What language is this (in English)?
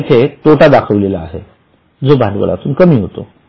Marathi